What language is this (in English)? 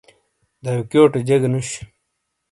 Shina